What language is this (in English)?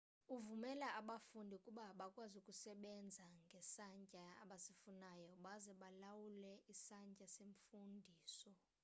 Xhosa